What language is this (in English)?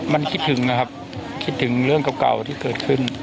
Thai